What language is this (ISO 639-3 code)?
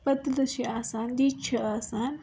kas